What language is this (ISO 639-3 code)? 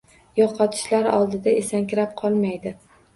uzb